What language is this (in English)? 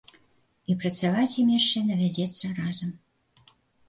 Belarusian